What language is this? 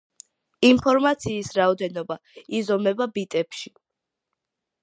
Georgian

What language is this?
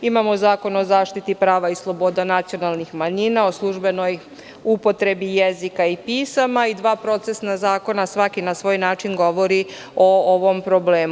Serbian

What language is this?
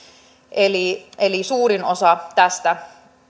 Finnish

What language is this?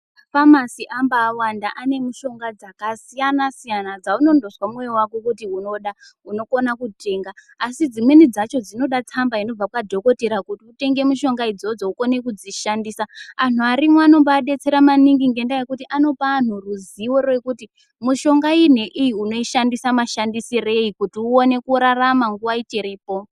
Ndau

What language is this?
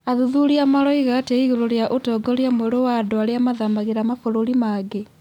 Kikuyu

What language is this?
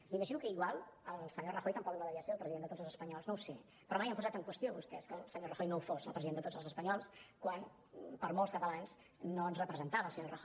Catalan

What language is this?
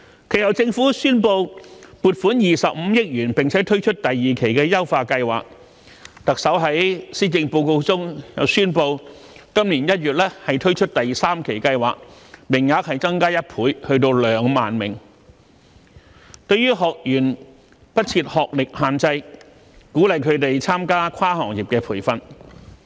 Cantonese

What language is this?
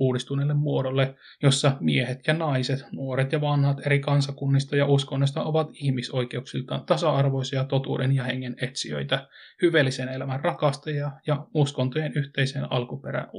Finnish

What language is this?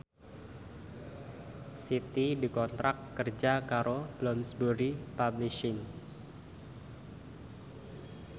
Javanese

